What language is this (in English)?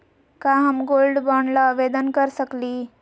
Magahi